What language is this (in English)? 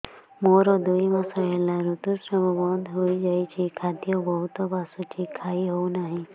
Odia